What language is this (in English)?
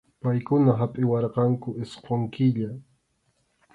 Arequipa-La Unión Quechua